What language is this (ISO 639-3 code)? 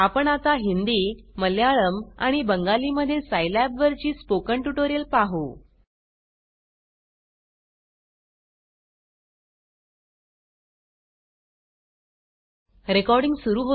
mar